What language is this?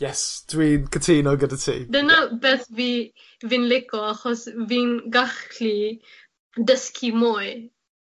Welsh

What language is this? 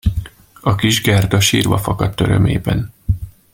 Hungarian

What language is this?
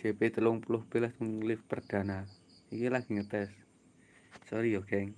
Indonesian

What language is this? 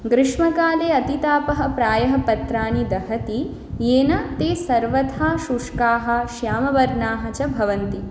Sanskrit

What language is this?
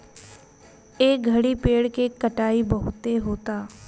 Bhojpuri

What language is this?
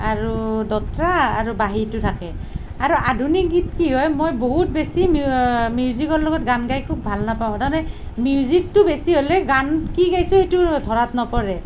Assamese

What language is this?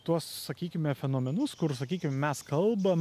Lithuanian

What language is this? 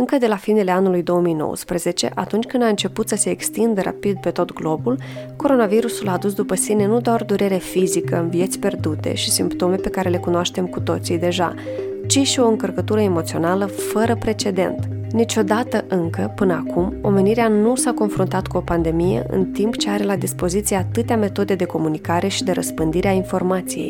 Romanian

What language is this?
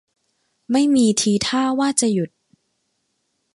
Thai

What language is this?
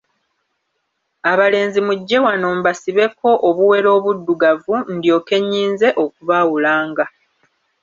Ganda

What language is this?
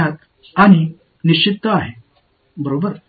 Tamil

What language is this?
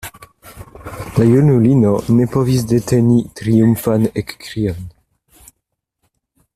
Esperanto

